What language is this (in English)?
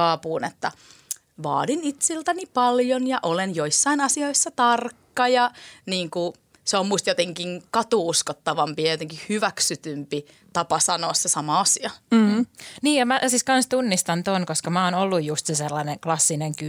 Finnish